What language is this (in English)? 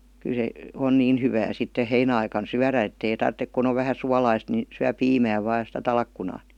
Finnish